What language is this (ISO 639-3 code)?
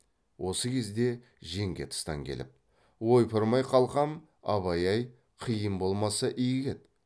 kaz